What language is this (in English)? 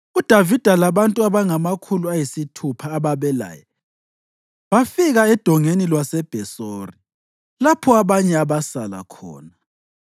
North Ndebele